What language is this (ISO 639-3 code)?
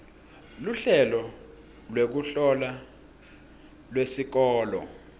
ssw